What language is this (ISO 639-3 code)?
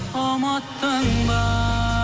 kaz